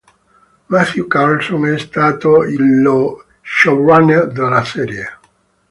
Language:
Italian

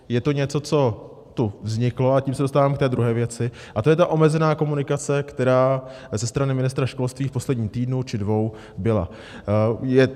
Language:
Czech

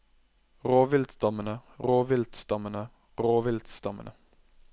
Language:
Norwegian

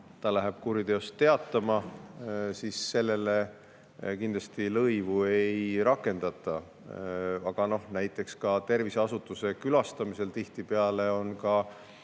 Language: Estonian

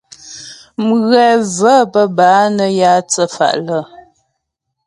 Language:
Ghomala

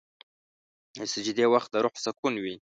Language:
Pashto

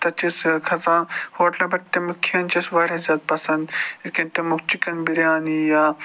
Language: Kashmiri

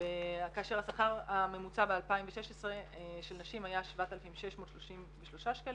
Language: Hebrew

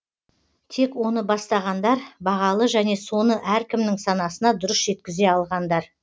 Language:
Kazakh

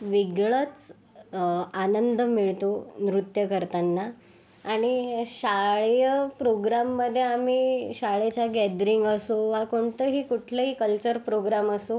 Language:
Marathi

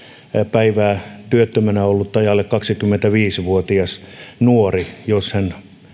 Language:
Finnish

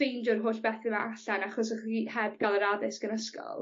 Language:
Welsh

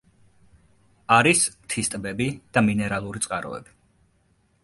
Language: Georgian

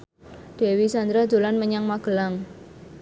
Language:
Javanese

